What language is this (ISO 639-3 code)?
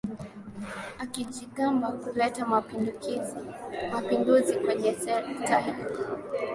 swa